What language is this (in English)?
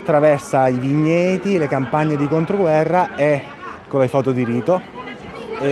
Italian